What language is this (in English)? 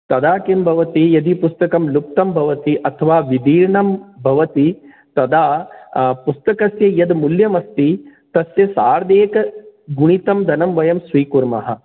Sanskrit